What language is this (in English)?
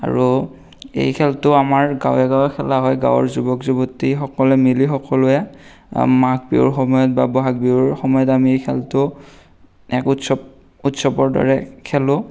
Assamese